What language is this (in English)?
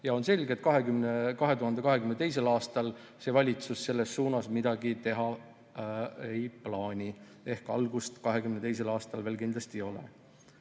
Estonian